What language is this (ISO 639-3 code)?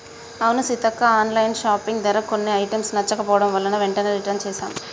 tel